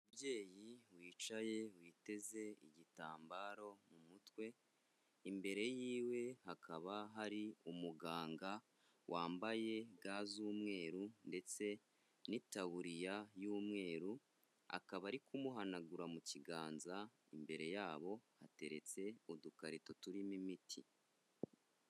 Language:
Kinyarwanda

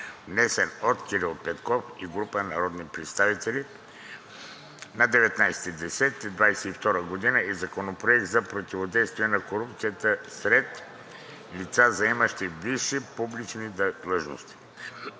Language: Bulgarian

